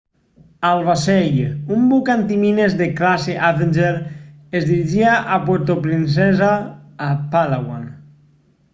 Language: Catalan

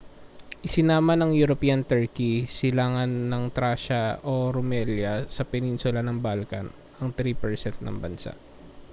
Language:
Filipino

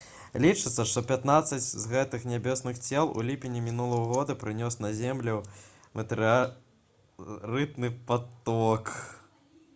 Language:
Belarusian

